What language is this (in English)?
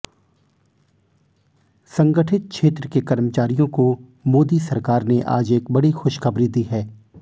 Hindi